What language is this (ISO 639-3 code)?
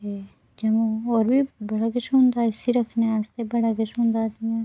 doi